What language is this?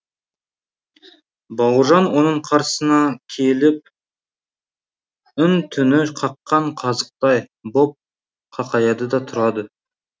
Kazakh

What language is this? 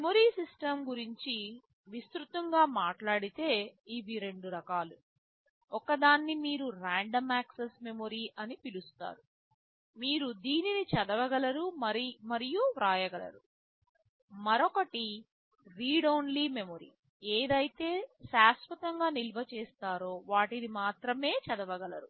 Telugu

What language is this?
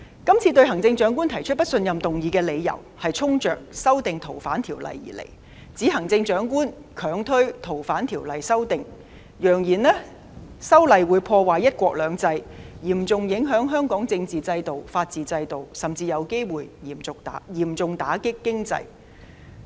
Cantonese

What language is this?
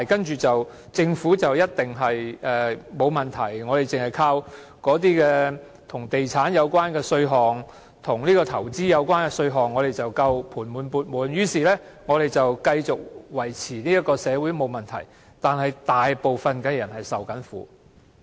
Cantonese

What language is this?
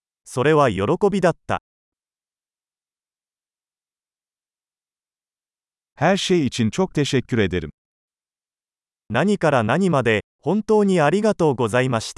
Turkish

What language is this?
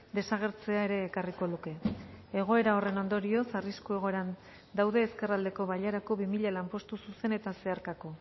Basque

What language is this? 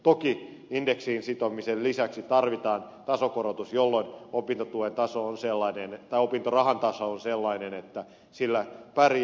Finnish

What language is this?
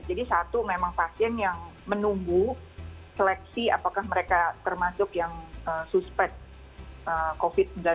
Indonesian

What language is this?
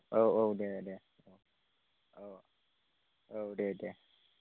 Bodo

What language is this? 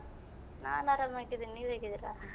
Kannada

